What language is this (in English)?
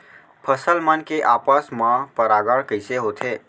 Chhattisgarhi